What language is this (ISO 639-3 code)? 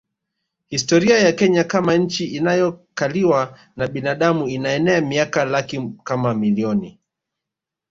swa